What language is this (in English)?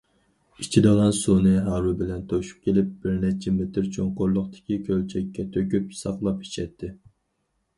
Uyghur